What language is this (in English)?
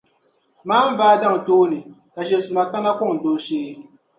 Dagbani